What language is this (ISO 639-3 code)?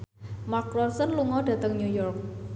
jav